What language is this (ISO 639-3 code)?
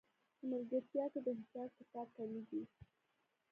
pus